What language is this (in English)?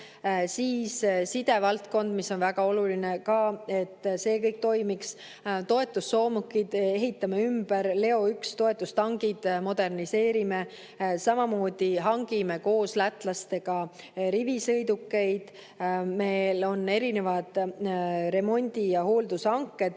Estonian